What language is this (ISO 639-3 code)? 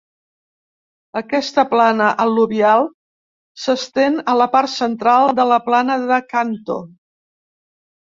cat